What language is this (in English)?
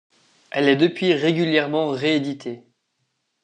French